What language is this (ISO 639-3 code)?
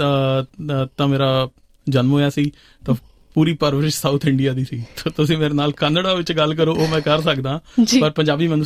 pan